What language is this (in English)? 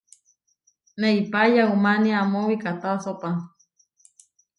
Huarijio